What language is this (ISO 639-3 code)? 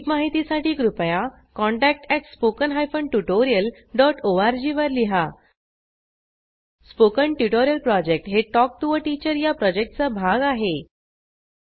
mar